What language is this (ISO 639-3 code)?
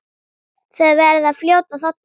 isl